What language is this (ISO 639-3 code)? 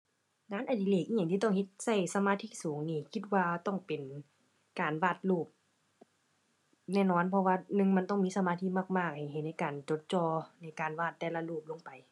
tha